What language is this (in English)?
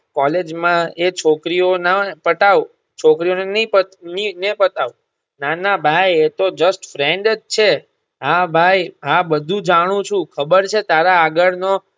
Gujarati